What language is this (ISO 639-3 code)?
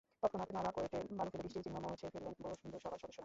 ben